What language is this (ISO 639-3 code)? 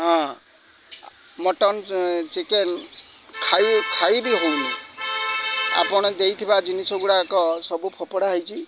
ori